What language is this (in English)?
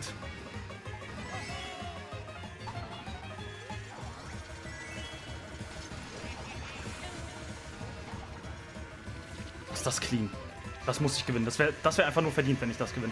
German